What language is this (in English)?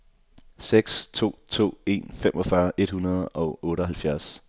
Danish